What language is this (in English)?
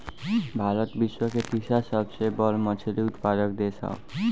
Bhojpuri